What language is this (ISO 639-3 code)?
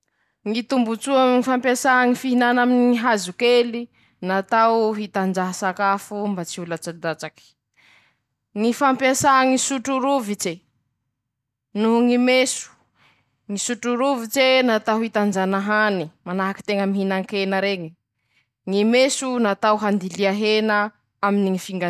msh